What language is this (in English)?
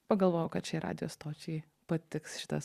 Lithuanian